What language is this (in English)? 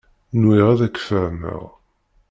Kabyle